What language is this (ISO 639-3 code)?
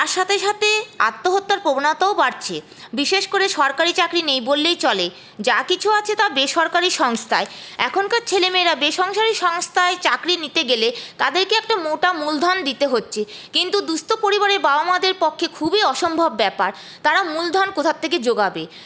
ben